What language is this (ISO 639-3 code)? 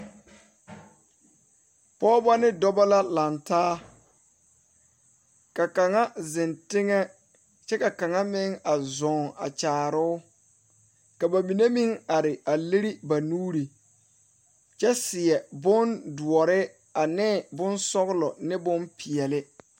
dga